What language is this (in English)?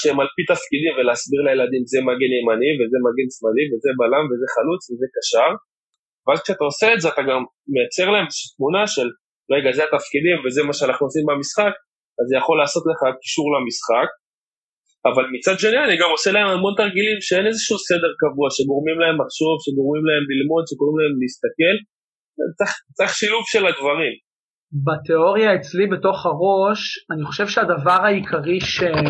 Hebrew